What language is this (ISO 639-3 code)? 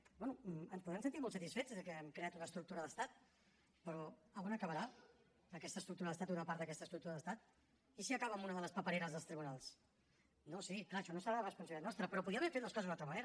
cat